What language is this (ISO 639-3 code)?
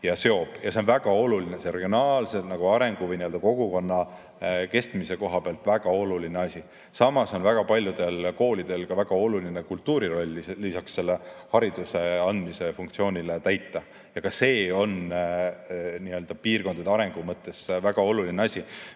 est